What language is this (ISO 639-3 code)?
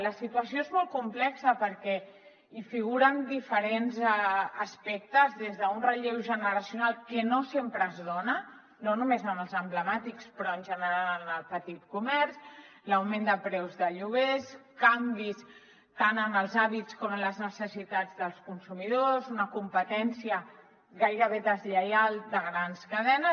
cat